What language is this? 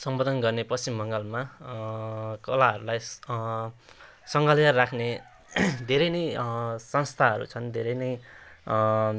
Nepali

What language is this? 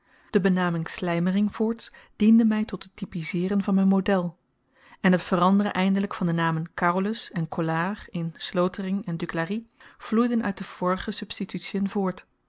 Dutch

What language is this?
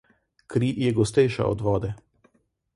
Slovenian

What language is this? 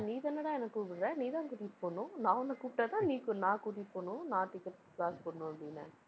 Tamil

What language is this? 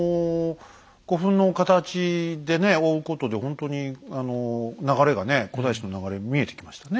Japanese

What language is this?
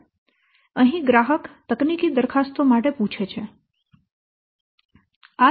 Gujarati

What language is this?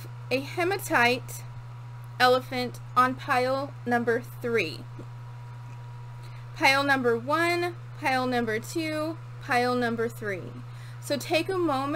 English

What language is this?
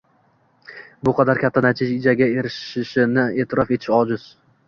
Uzbek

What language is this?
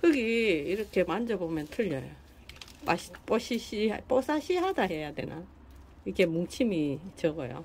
Korean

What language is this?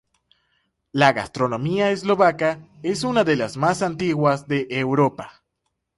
Spanish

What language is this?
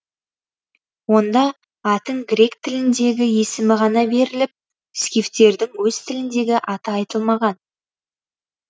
Kazakh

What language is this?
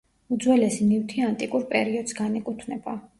Georgian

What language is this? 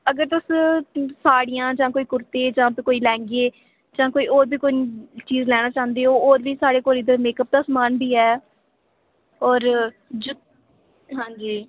Dogri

